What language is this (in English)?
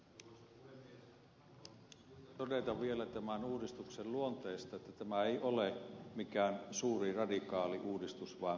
Finnish